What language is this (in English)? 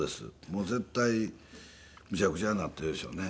Japanese